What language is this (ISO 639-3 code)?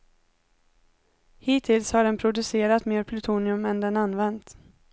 swe